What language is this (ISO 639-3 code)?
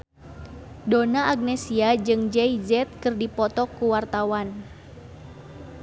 sun